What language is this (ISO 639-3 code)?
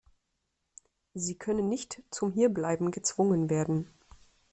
deu